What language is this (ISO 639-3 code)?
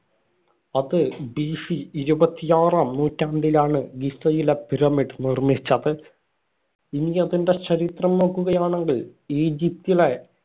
mal